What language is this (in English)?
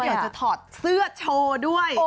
Thai